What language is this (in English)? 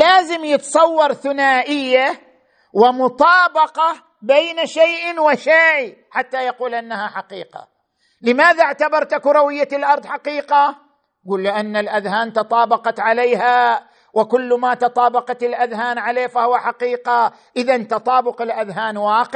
Arabic